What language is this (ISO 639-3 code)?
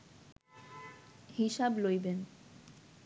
ben